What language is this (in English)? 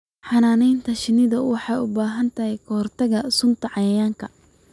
Somali